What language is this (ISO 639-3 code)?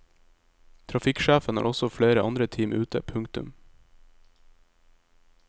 nor